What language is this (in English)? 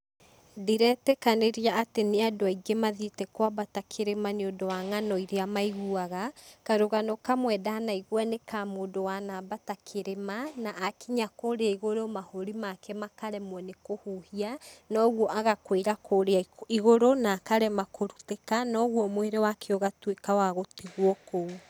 Kikuyu